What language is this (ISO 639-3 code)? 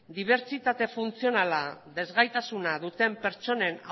eus